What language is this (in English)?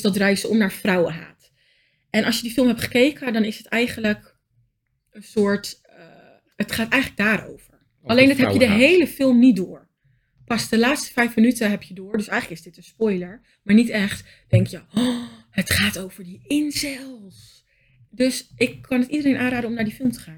Dutch